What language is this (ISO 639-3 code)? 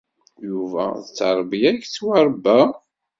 kab